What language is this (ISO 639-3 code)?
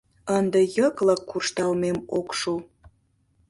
chm